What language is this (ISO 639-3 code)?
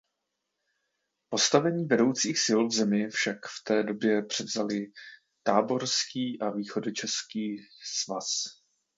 ces